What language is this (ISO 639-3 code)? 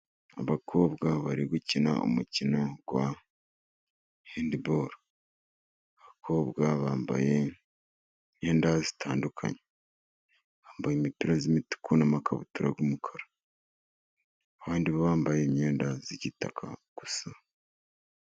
kin